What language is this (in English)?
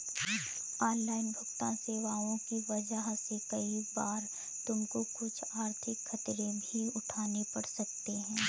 Hindi